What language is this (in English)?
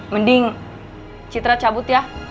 Indonesian